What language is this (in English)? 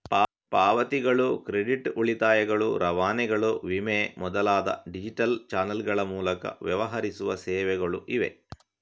Kannada